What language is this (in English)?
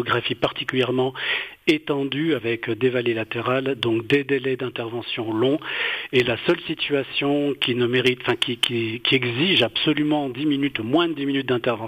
French